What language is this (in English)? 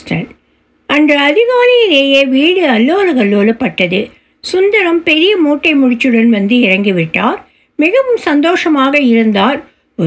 Tamil